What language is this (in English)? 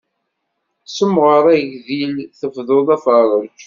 Kabyle